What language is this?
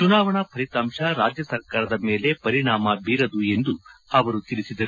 Kannada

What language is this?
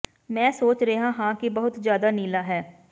Punjabi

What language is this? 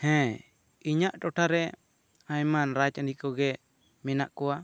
Santali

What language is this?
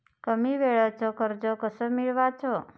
Marathi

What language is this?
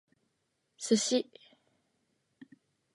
Japanese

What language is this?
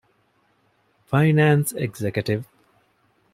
Divehi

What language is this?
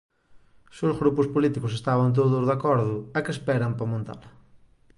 Galician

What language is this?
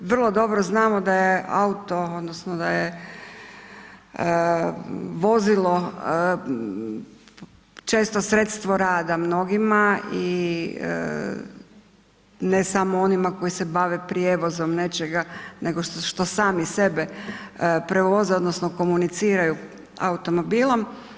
Croatian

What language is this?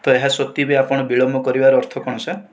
Odia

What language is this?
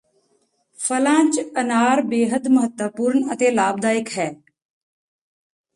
Punjabi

